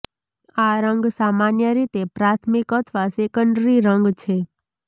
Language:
Gujarati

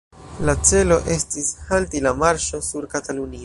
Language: Esperanto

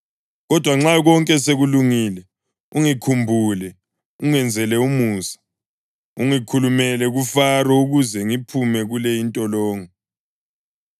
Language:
North Ndebele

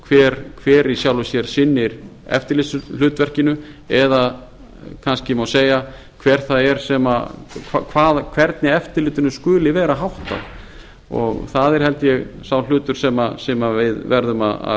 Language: Icelandic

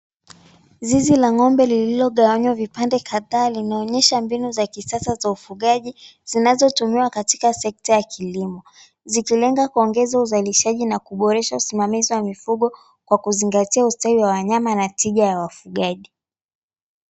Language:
Swahili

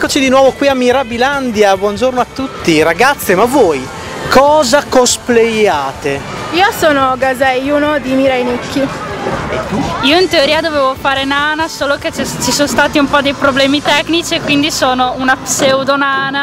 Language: Italian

